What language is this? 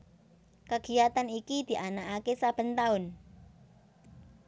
Javanese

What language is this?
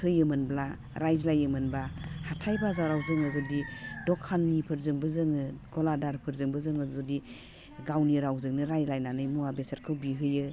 Bodo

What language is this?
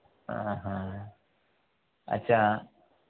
Telugu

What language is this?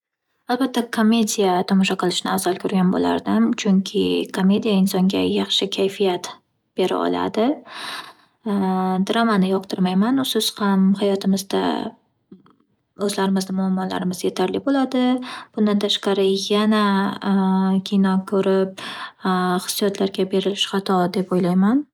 Uzbek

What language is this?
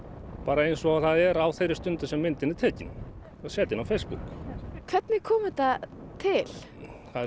Icelandic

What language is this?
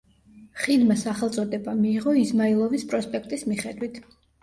Georgian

